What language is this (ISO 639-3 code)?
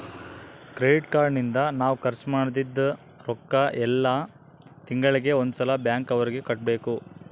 kan